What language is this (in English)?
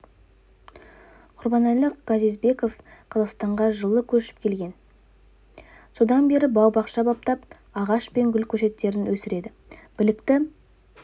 Kazakh